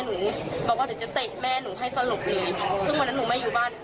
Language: Thai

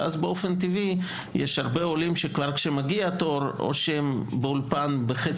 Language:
Hebrew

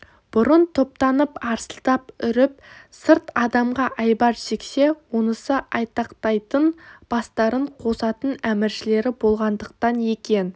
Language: Kazakh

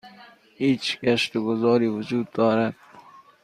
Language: Persian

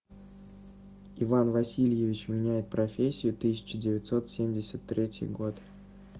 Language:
Russian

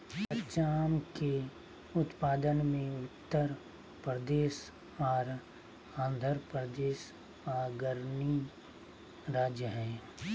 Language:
Magahi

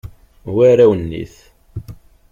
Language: Kabyle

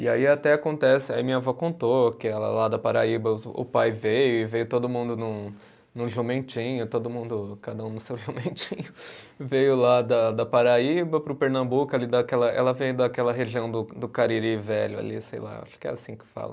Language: Portuguese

